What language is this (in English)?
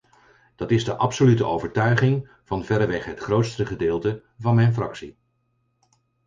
Dutch